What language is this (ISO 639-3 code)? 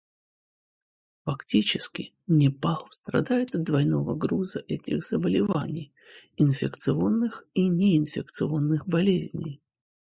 rus